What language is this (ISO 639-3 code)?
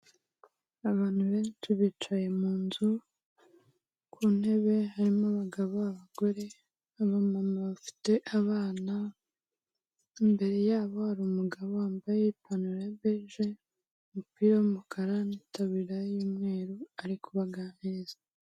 kin